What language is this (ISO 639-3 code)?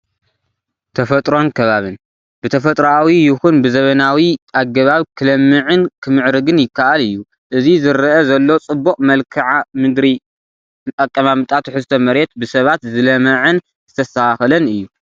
tir